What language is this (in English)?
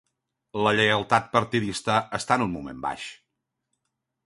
Catalan